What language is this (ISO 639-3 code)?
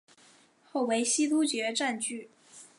zho